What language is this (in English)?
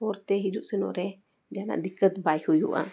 Santali